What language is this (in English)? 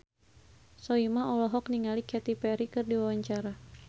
Sundanese